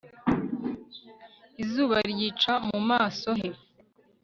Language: Kinyarwanda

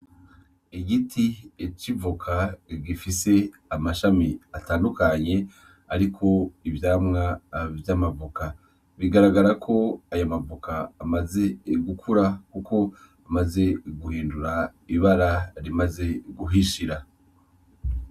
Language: Rundi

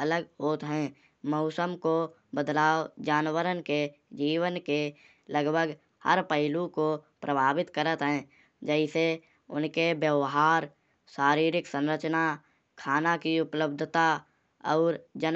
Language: Kanauji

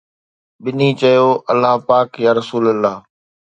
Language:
Sindhi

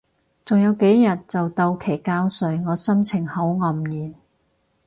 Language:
Cantonese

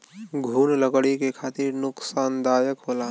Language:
Bhojpuri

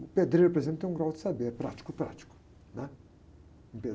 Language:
Portuguese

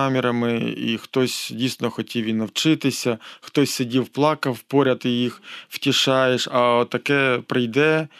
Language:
Ukrainian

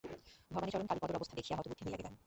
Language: Bangla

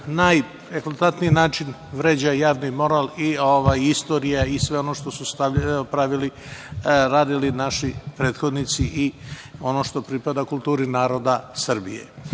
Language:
Serbian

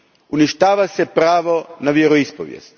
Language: Croatian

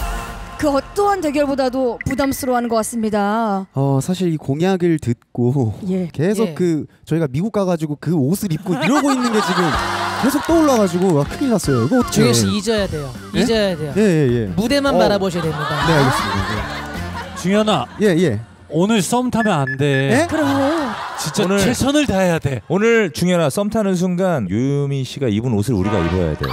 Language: Korean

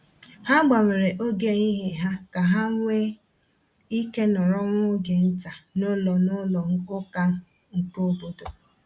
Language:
Igbo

